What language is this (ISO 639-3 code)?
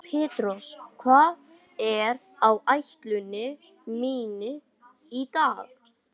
isl